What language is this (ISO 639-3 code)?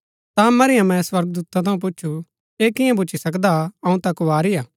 gbk